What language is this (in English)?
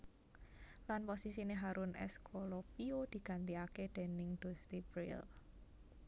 Javanese